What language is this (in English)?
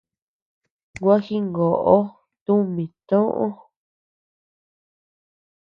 Tepeuxila Cuicatec